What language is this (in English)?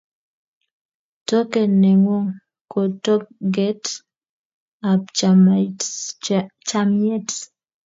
Kalenjin